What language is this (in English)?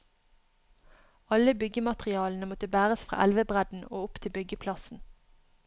Norwegian